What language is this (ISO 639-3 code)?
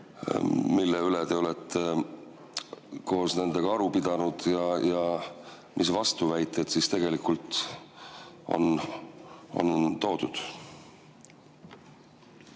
est